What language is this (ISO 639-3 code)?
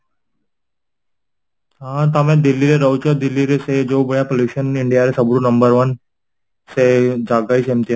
ori